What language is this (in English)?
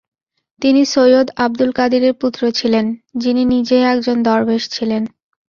Bangla